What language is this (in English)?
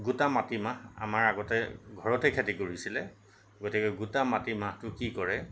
Assamese